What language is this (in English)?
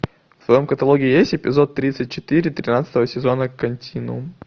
Russian